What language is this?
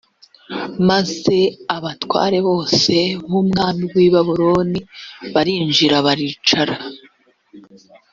Kinyarwanda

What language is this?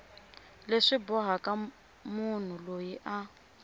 Tsonga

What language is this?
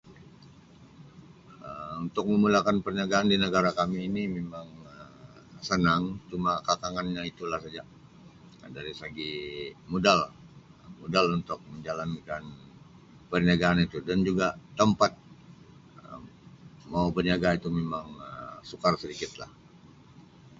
Sabah Malay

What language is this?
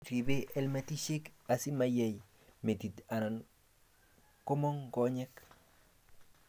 Kalenjin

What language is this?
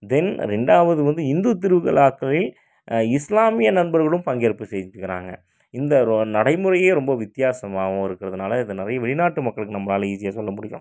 Tamil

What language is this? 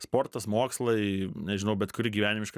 Lithuanian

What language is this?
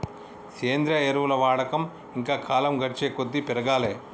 Telugu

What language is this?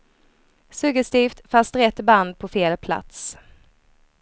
Swedish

